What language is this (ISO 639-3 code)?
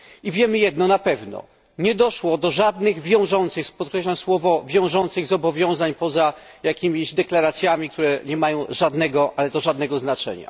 pol